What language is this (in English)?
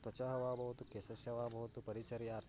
Sanskrit